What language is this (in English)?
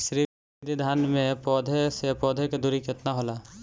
Bhojpuri